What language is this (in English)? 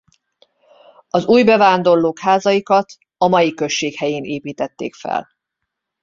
Hungarian